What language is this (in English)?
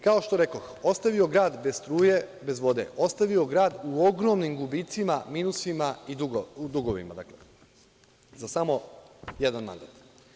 Serbian